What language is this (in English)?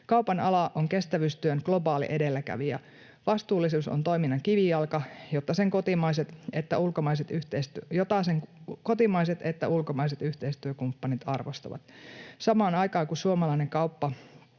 Finnish